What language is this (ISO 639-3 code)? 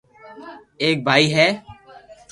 lrk